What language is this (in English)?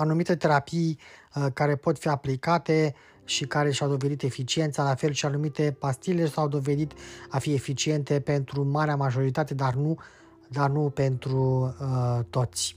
Romanian